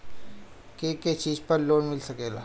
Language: Bhojpuri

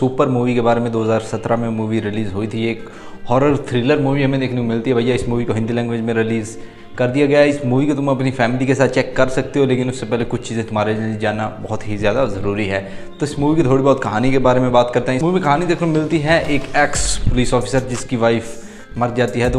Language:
Hindi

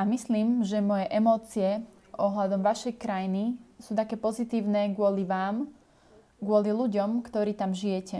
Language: Slovak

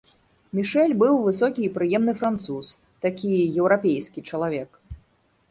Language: Belarusian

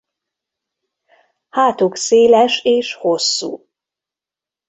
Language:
Hungarian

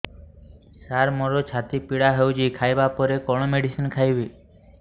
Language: Odia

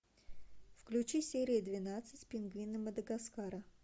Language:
Russian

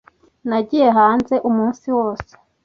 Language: Kinyarwanda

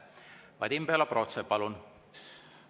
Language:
Estonian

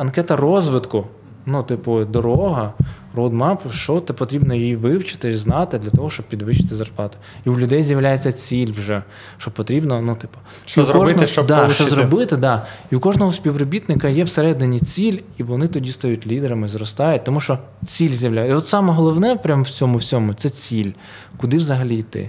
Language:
Ukrainian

